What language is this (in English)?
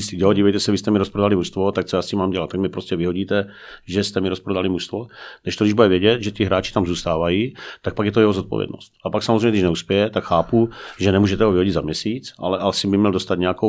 Czech